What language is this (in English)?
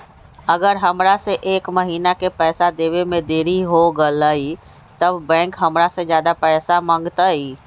Magahi